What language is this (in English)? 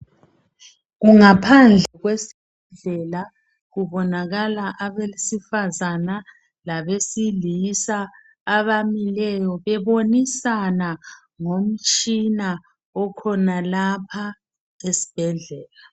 North Ndebele